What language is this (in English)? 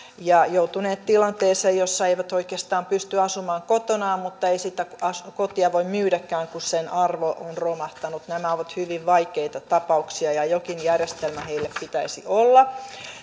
Finnish